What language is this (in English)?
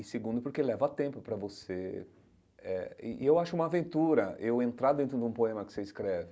Portuguese